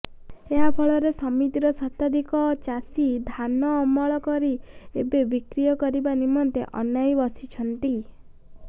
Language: Odia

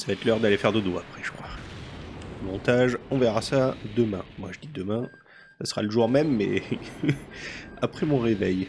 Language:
French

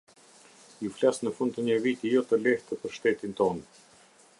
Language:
Albanian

